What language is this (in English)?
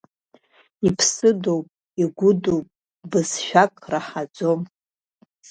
Abkhazian